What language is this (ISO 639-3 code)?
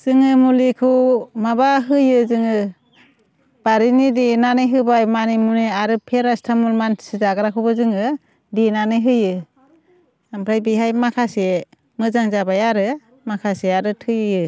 brx